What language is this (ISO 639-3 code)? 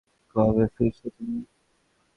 ben